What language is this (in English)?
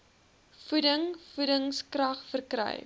Afrikaans